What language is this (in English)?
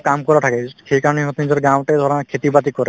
Assamese